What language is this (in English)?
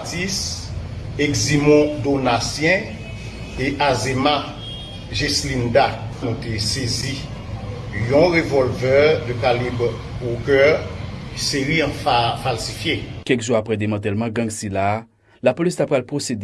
French